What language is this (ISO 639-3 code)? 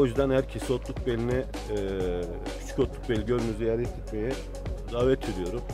tur